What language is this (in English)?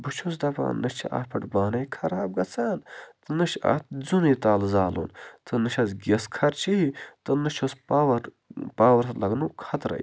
Kashmiri